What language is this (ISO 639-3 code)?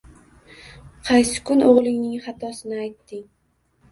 uzb